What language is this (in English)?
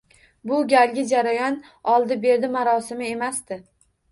Uzbek